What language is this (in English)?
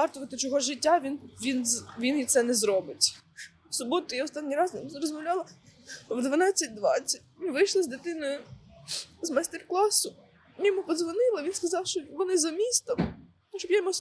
Ukrainian